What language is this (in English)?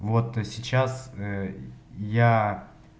Russian